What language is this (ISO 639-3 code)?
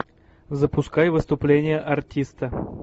rus